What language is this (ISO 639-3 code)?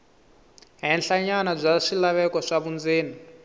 tso